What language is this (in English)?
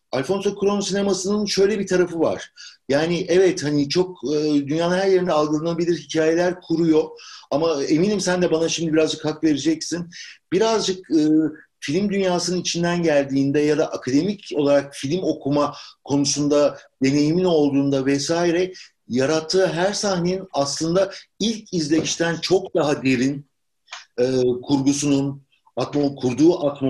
Turkish